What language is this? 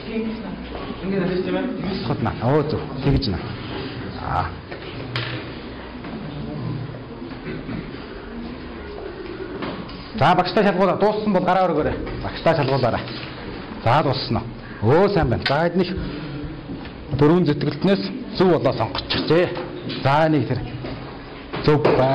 Korean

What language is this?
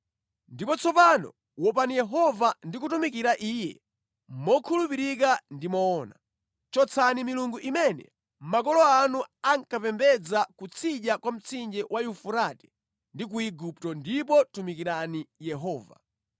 Nyanja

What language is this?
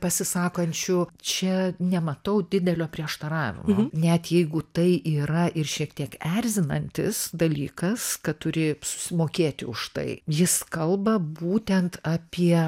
Lithuanian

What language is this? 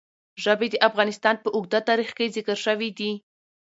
Pashto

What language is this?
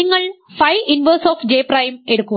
Malayalam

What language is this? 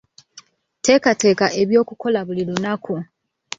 Ganda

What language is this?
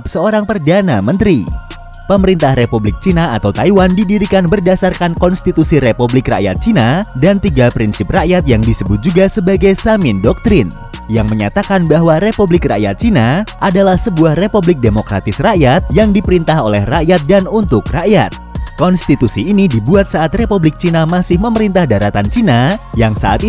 Indonesian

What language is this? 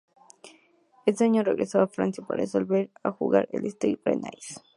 Spanish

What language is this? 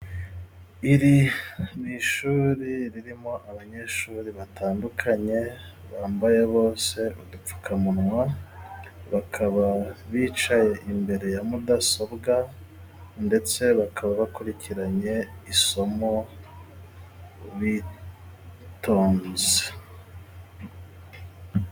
Kinyarwanda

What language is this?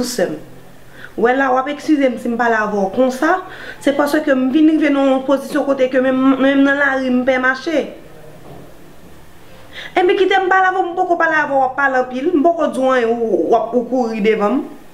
French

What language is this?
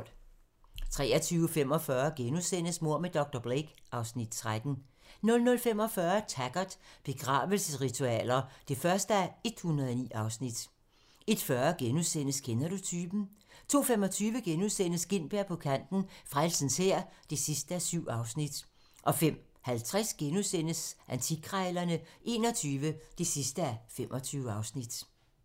Danish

